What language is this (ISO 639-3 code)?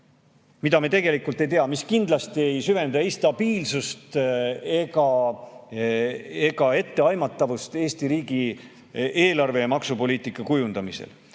est